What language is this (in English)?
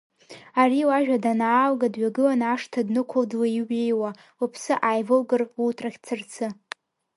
Abkhazian